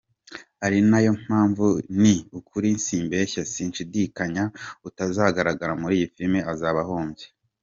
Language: Kinyarwanda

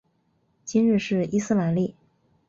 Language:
Chinese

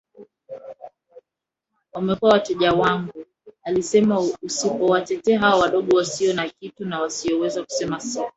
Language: Swahili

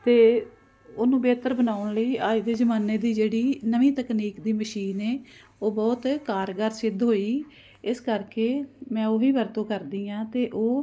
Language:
Punjabi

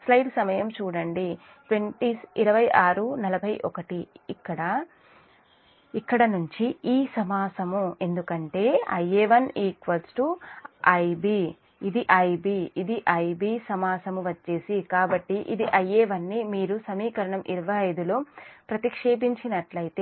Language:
Telugu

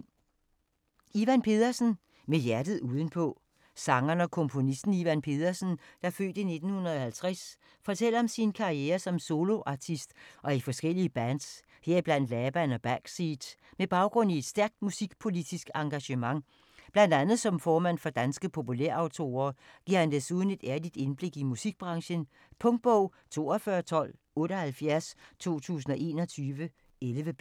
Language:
Danish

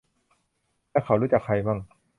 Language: Thai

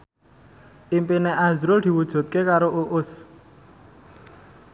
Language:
Javanese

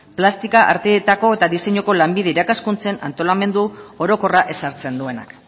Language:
Basque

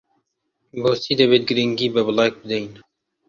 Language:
Central Kurdish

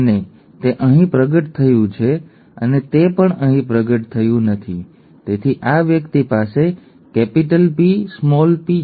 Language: Gujarati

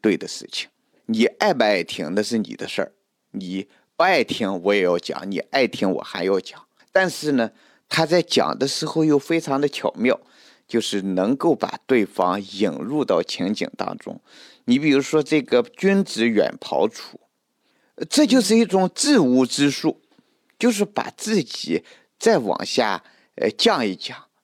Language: Chinese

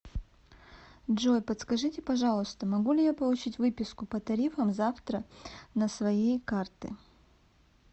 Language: Russian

